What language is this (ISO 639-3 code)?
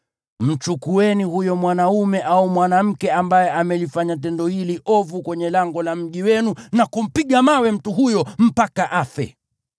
swa